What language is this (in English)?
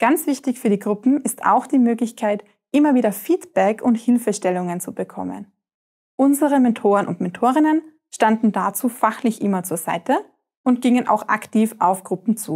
German